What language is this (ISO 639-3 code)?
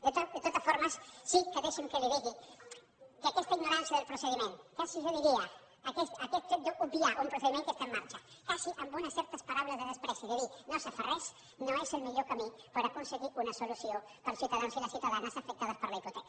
cat